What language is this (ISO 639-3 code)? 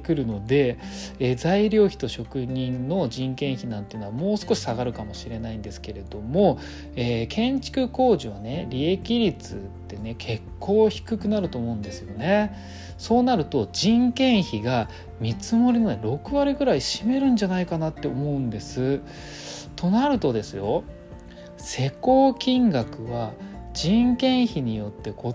jpn